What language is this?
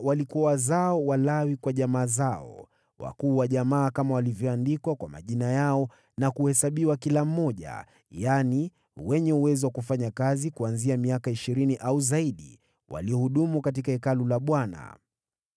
Swahili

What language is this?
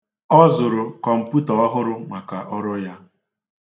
Igbo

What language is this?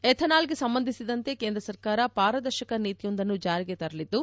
Kannada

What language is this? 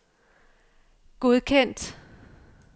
Danish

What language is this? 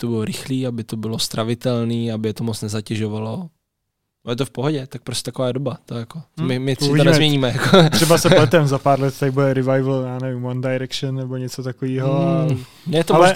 Czech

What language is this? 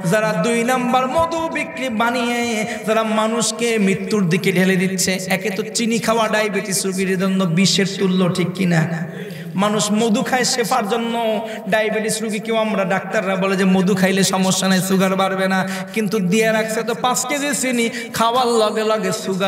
Bangla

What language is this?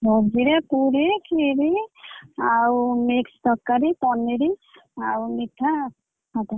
Odia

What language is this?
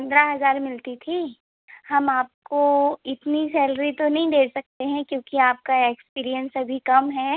Hindi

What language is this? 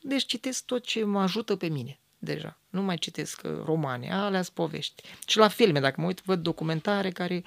Romanian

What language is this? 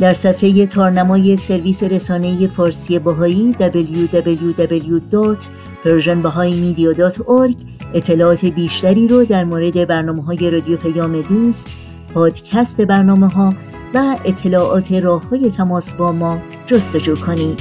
Persian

